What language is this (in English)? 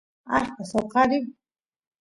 Santiago del Estero Quichua